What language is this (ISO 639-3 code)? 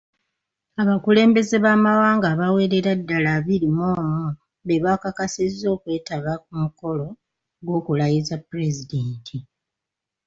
lug